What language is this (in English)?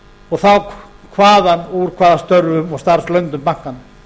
Icelandic